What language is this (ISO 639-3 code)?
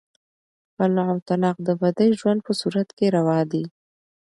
pus